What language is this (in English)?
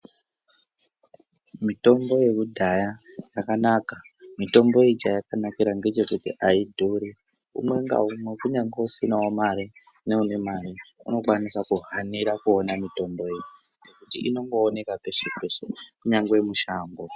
Ndau